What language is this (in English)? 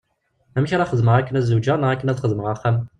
Kabyle